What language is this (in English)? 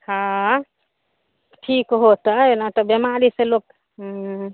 Maithili